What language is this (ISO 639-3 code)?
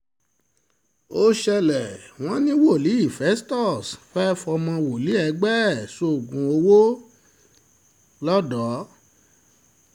yor